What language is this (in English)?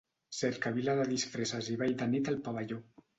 Catalan